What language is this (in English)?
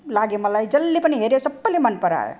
Nepali